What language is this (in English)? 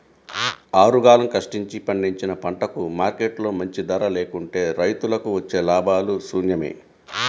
Telugu